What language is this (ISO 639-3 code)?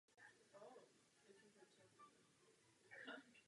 ces